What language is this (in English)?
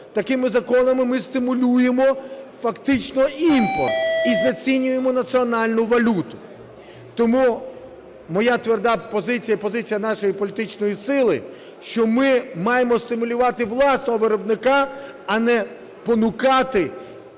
Ukrainian